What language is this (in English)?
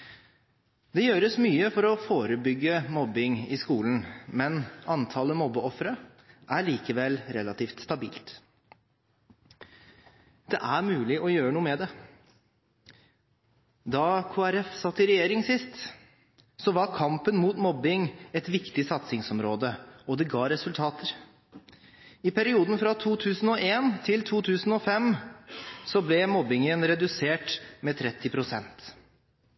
Norwegian Bokmål